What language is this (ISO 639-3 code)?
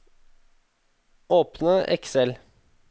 nor